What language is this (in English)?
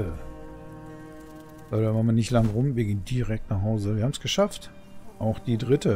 German